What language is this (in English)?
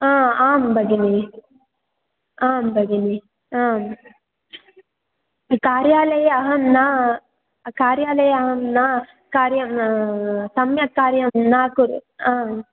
Sanskrit